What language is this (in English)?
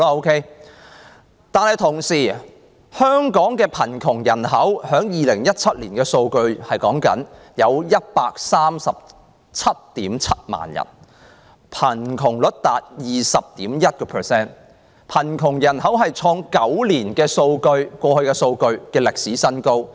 Cantonese